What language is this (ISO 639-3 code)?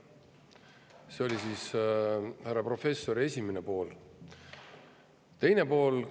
est